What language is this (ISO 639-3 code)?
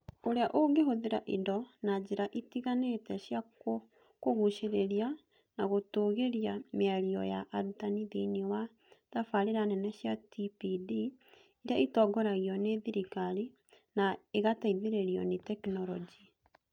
kik